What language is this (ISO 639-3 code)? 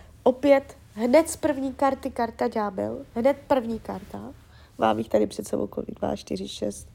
ces